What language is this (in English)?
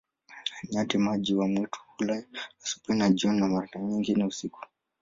Swahili